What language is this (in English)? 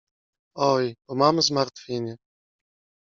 Polish